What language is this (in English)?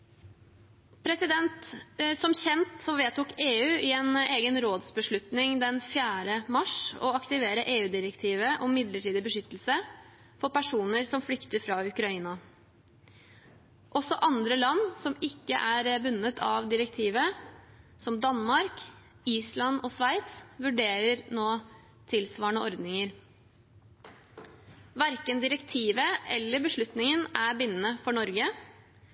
Norwegian Bokmål